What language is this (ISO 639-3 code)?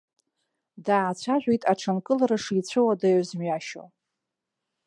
abk